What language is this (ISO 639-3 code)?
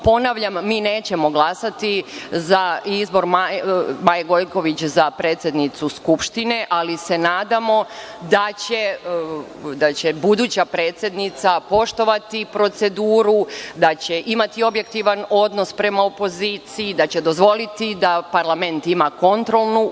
srp